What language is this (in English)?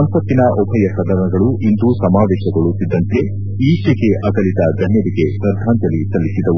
Kannada